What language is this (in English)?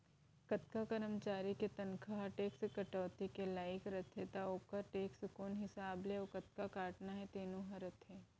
Chhattisgarhi